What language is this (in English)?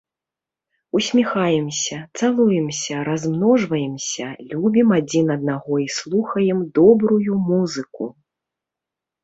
Belarusian